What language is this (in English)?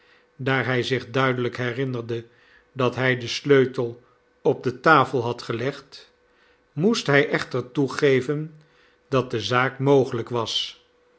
Dutch